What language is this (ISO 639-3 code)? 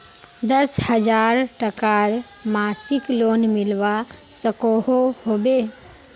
mag